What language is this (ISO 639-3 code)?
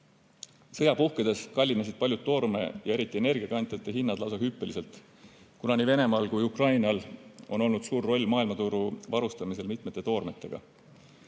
est